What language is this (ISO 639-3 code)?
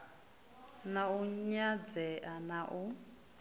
ven